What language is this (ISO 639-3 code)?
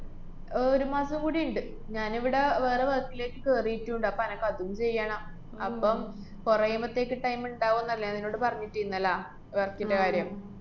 mal